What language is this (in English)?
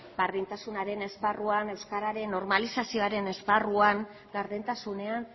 Basque